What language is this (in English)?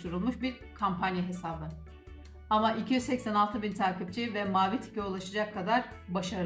Turkish